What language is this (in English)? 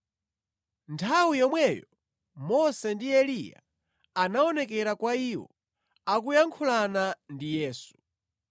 Nyanja